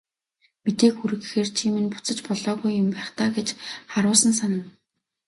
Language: Mongolian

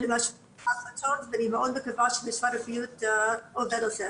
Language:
Hebrew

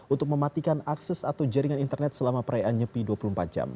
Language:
Indonesian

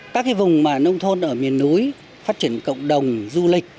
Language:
Vietnamese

